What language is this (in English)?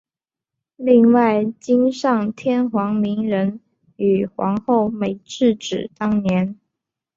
Chinese